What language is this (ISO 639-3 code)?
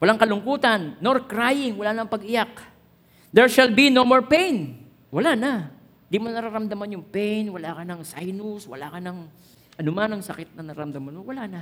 fil